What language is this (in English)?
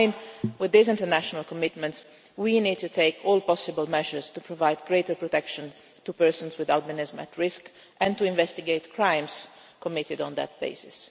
English